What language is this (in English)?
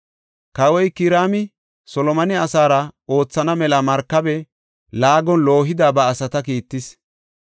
Gofa